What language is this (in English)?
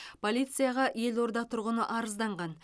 Kazakh